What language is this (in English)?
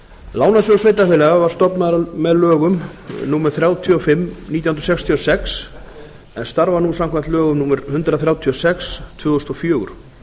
Icelandic